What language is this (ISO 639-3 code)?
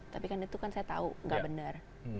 ind